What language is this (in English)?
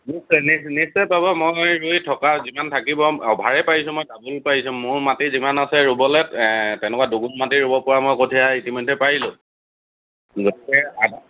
Assamese